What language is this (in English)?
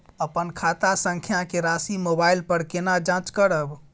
Maithili